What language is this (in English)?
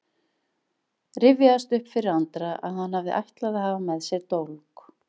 Icelandic